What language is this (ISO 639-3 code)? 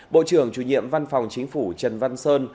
vie